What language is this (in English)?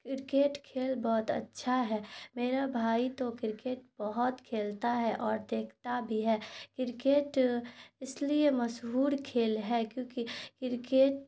Urdu